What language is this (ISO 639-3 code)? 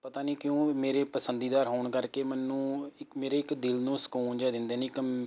pan